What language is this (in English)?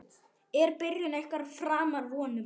Icelandic